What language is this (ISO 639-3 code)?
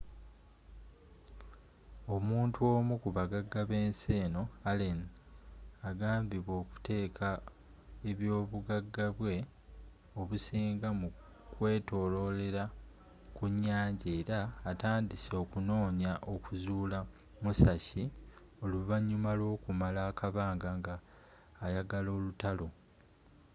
lug